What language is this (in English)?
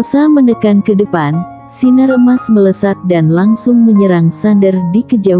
Indonesian